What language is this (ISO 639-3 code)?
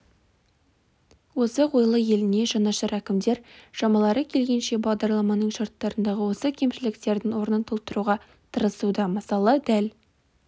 kaz